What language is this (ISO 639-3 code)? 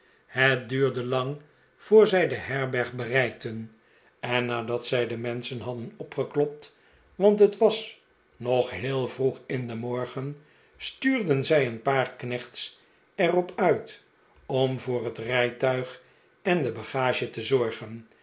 nld